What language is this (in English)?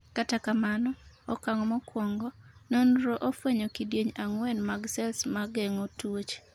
Luo (Kenya and Tanzania)